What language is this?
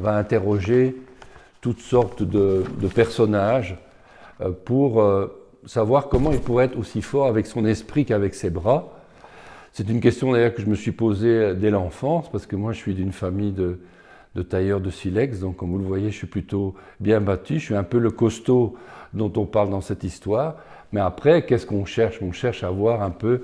French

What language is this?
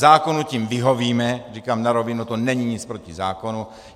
Czech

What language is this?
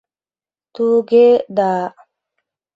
Mari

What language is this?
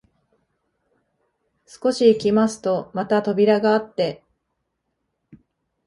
Japanese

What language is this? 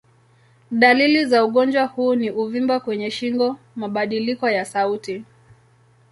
Swahili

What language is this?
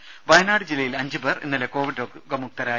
Malayalam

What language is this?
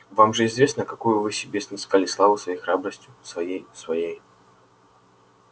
Russian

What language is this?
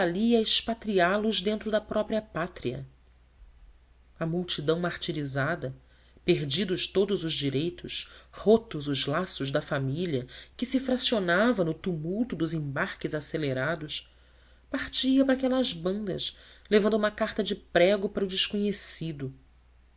Portuguese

